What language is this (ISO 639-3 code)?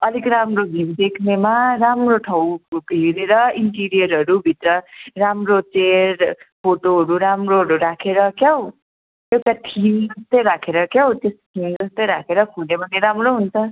nep